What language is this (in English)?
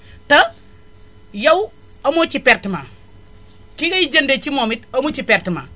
Wolof